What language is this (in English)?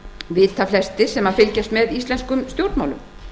Icelandic